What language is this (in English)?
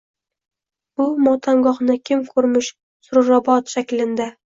Uzbek